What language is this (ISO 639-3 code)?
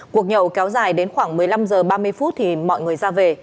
vie